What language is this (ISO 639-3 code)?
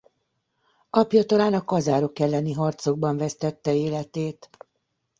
hun